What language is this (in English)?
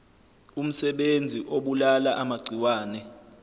Zulu